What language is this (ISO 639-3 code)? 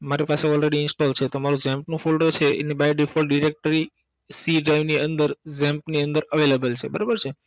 guj